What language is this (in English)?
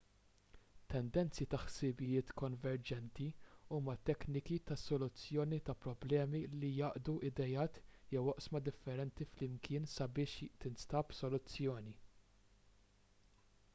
Maltese